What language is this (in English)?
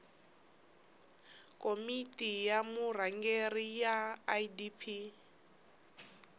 Tsonga